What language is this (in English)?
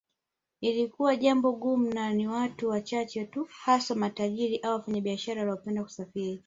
Swahili